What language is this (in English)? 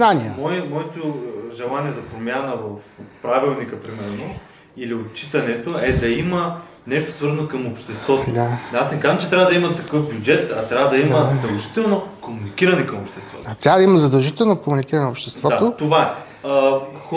Bulgarian